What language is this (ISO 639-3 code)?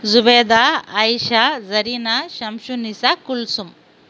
tam